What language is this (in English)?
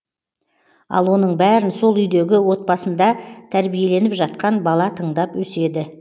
Kazakh